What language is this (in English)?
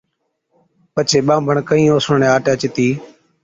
Od